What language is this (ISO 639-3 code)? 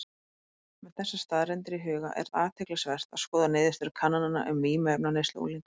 isl